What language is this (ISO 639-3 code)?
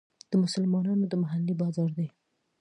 pus